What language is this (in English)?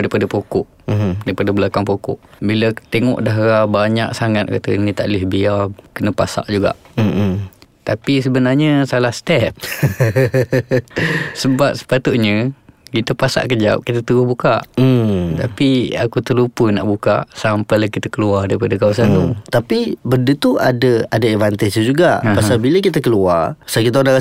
Malay